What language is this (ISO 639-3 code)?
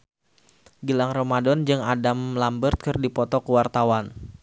sun